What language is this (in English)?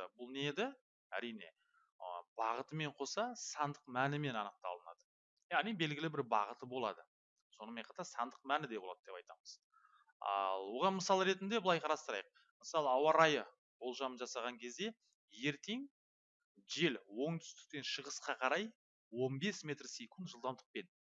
Turkish